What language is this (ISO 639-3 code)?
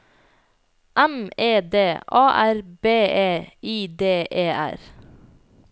nor